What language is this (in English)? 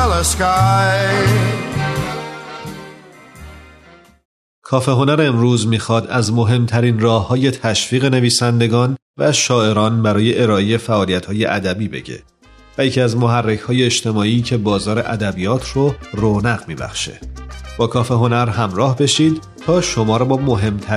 Persian